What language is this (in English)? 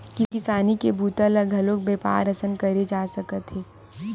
Chhattisgarhi